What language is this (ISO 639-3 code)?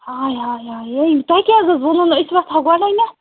kas